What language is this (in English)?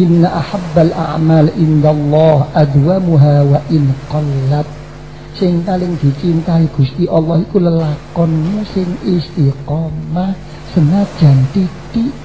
Indonesian